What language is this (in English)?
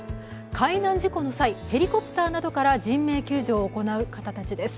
Japanese